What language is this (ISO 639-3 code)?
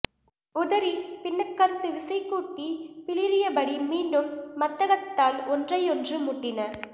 tam